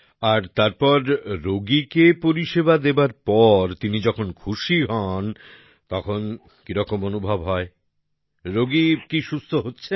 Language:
Bangla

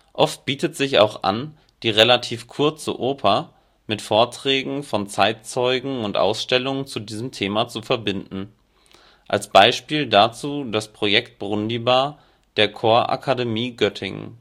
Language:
German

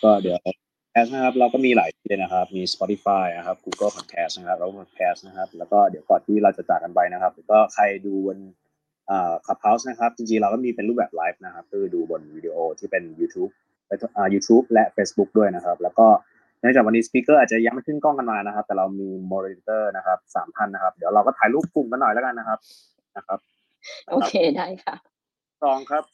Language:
Thai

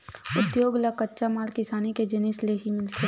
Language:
Chhattisgarhi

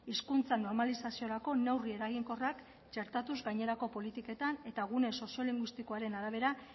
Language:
Basque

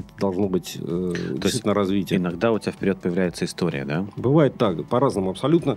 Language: Russian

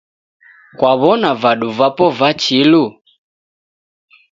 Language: Taita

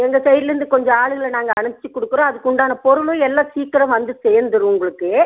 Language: Tamil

